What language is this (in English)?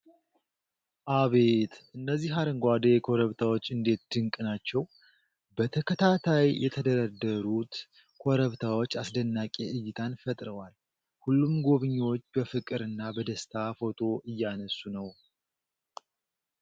Amharic